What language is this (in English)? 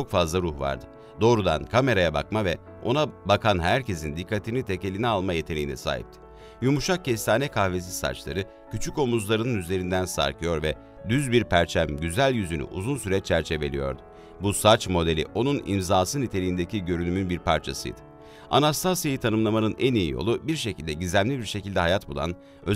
Turkish